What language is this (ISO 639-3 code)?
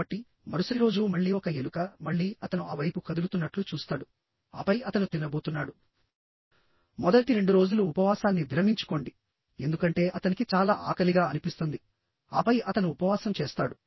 tel